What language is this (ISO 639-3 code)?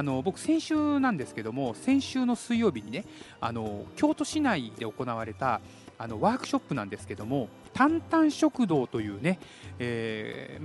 jpn